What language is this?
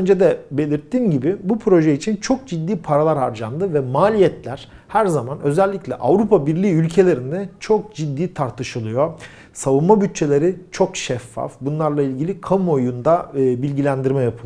Turkish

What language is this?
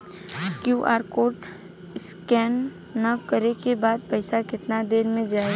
Bhojpuri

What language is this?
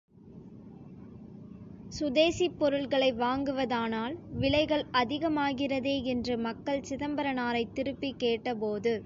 Tamil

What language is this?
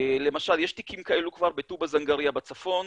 Hebrew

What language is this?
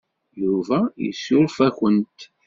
Kabyle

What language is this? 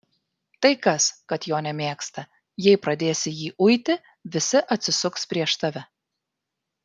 Lithuanian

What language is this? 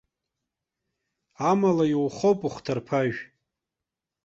Abkhazian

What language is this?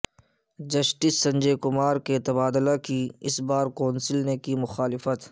Urdu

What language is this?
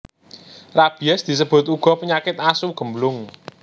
Javanese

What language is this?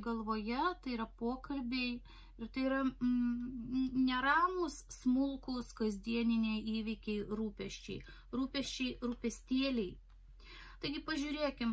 Lithuanian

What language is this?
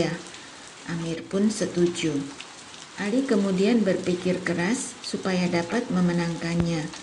Indonesian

